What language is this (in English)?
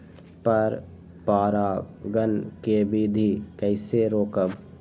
Magahi